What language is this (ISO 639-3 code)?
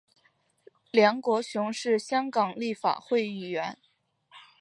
zho